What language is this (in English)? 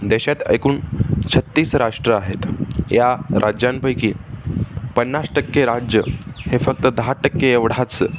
Marathi